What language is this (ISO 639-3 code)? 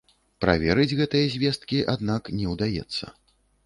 bel